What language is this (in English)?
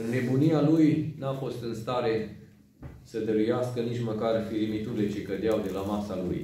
Romanian